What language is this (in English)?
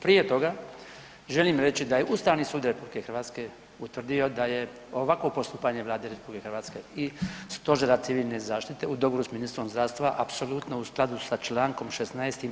Croatian